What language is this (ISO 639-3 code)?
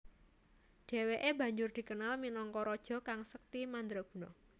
jav